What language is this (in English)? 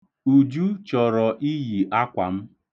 Igbo